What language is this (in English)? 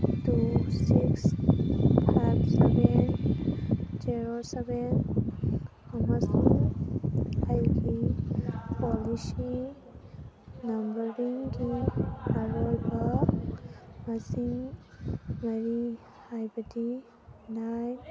Manipuri